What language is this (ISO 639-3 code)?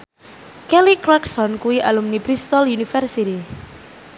jav